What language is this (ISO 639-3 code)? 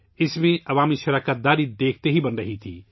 urd